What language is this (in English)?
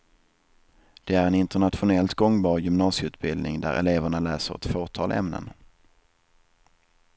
Swedish